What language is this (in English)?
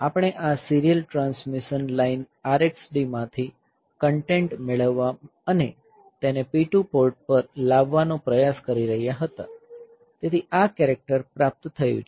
Gujarati